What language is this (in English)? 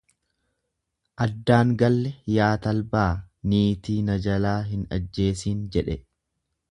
Oromo